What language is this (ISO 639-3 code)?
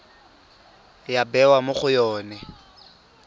tsn